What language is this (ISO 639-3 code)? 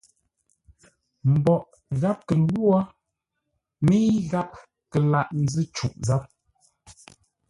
nla